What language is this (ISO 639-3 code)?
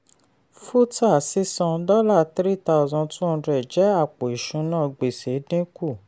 yor